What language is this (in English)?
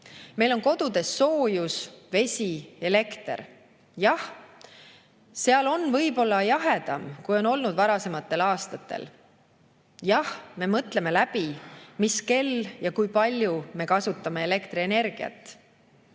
Estonian